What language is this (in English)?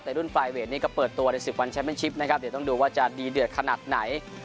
Thai